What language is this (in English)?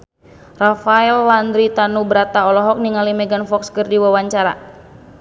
Sundanese